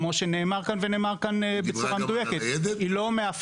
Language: Hebrew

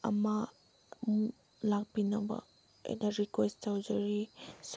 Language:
Manipuri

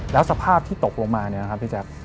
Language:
Thai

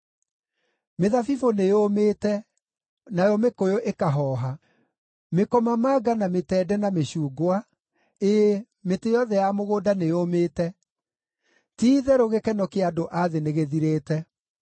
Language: Kikuyu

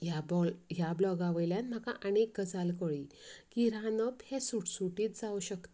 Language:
Konkani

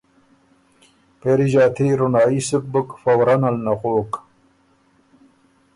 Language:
Ormuri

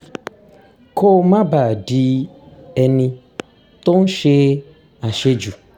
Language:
Yoruba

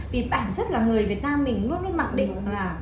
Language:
Vietnamese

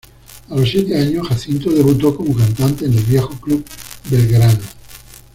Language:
Spanish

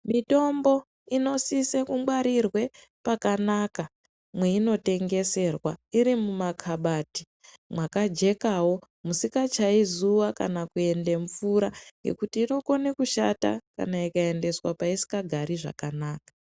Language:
Ndau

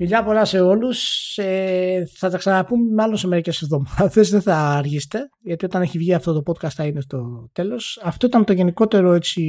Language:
Greek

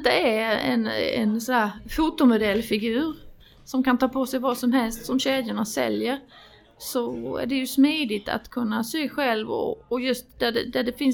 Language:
Swedish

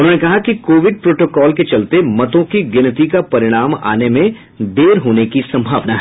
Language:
Hindi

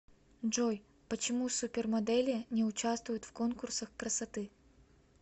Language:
Russian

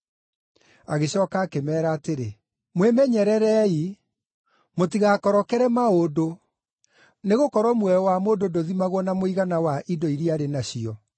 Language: Kikuyu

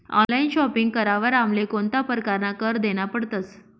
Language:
Marathi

